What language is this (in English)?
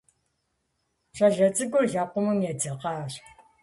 Kabardian